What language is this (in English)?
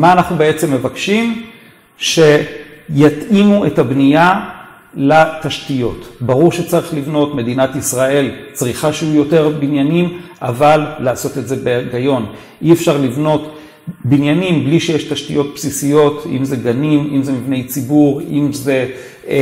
Hebrew